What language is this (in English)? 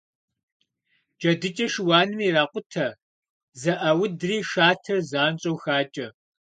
Kabardian